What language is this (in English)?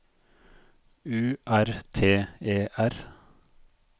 Norwegian